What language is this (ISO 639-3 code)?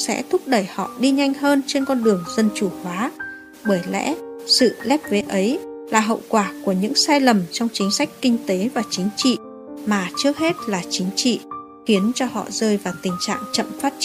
vie